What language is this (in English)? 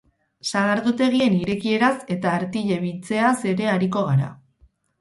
Basque